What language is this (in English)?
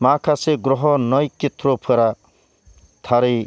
Bodo